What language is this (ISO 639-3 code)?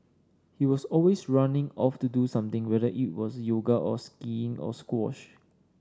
eng